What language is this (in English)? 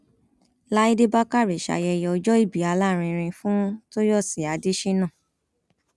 Yoruba